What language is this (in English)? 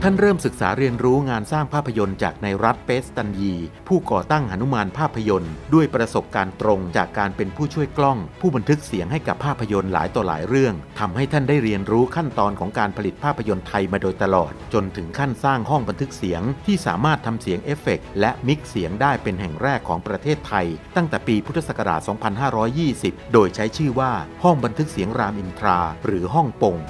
Thai